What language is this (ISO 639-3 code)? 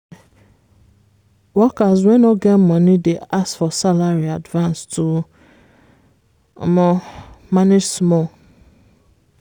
pcm